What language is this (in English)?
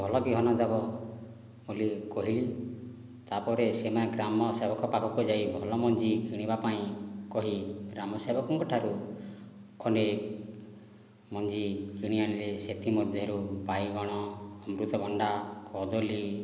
Odia